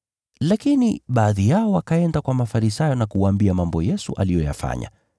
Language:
Swahili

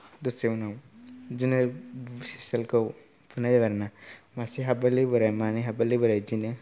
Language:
Bodo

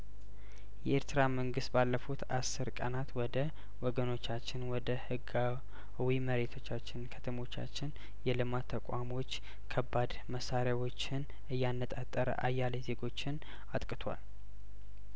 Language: Amharic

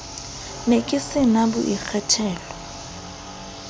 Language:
Southern Sotho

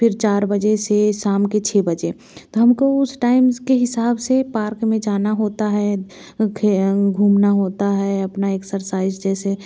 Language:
Hindi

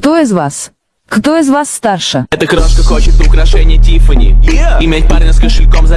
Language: Russian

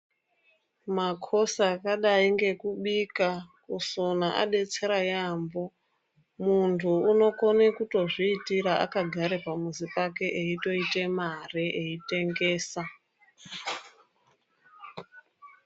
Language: Ndau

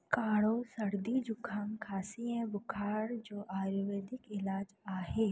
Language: Sindhi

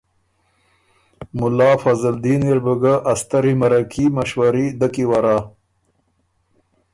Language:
Ormuri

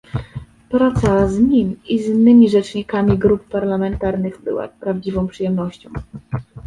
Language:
Polish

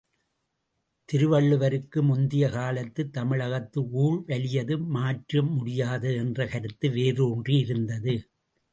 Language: Tamil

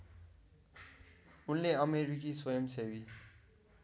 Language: Nepali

